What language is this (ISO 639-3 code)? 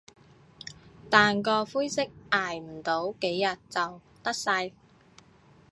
yue